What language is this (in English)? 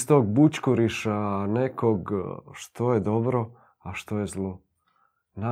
Croatian